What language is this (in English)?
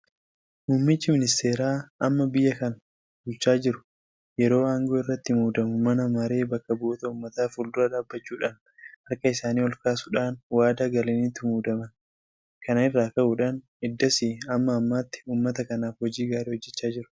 Oromo